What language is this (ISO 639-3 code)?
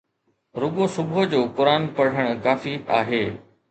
snd